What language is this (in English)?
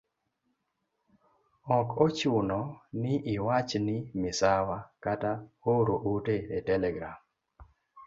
Luo (Kenya and Tanzania)